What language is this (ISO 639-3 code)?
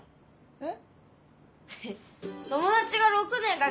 jpn